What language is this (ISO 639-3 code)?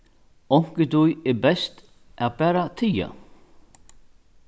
fao